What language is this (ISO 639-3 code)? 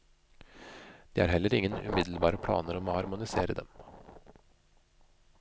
nor